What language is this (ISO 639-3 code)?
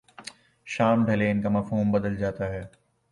urd